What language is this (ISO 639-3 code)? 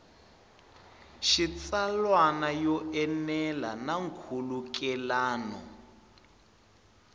tso